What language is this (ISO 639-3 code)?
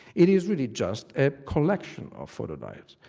eng